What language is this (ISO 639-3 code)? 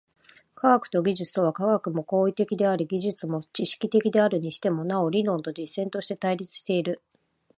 jpn